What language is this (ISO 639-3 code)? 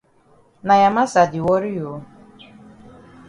wes